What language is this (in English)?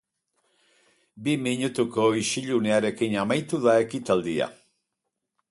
Basque